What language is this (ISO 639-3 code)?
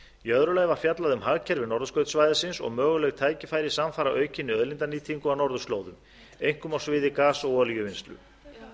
isl